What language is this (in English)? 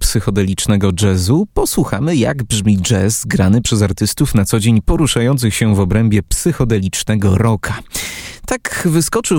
Polish